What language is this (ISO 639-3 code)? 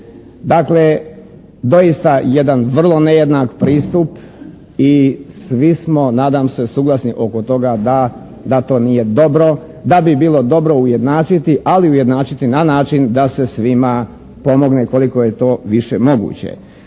hrv